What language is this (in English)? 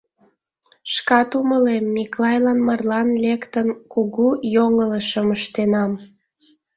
Mari